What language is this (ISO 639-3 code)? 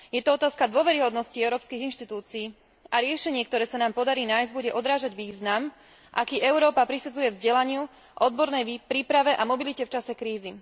slk